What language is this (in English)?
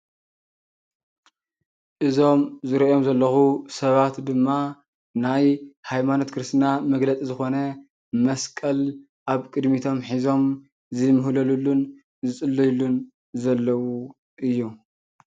Tigrinya